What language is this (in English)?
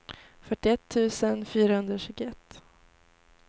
Swedish